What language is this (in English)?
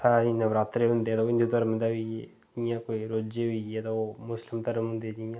Dogri